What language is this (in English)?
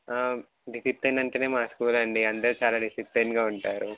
Telugu